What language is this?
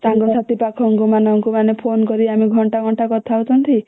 Odia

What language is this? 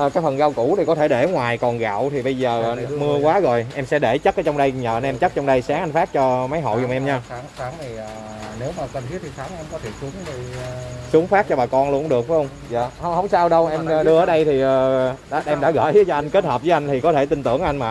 Vietnamese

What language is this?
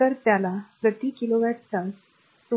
Marathi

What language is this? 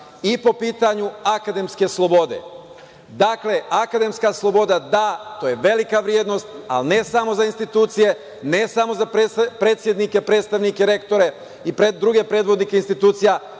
Serbian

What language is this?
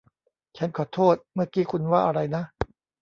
Thai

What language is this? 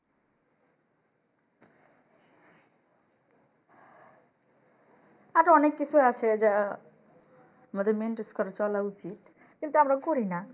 Bangla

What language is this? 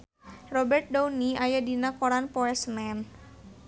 Sundanese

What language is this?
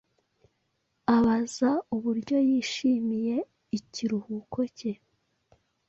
Kinyarwanda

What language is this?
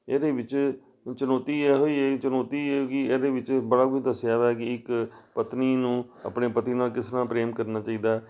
Punjabi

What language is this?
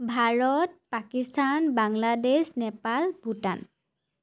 Assamese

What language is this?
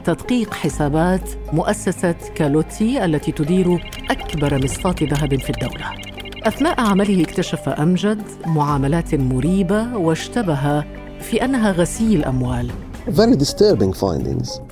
Arabic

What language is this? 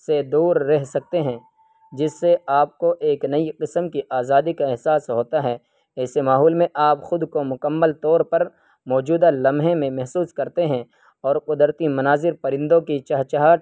Urdu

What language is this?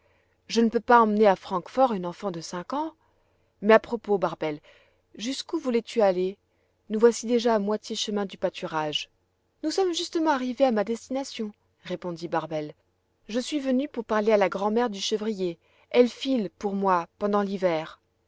French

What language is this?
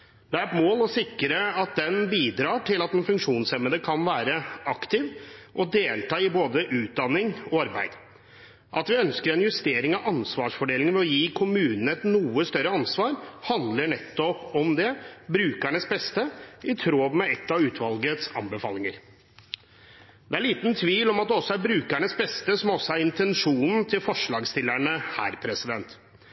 Norwegian Bokmål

